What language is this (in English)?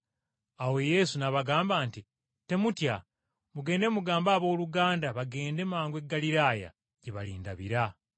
Ganda